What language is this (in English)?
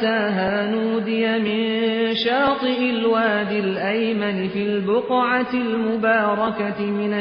Persian